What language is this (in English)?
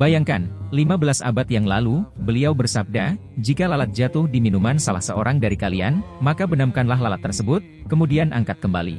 Indonesian